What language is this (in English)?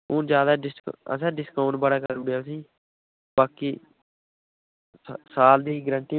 Dogri